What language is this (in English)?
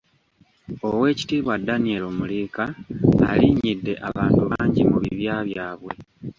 Ganda